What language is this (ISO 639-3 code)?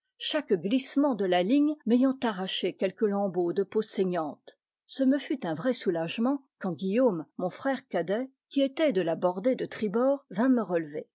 fra